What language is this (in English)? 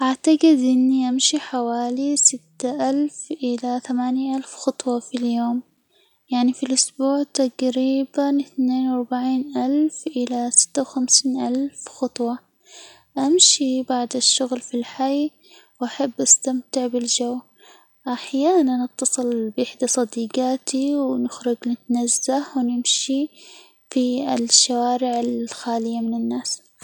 Hijazi Arabic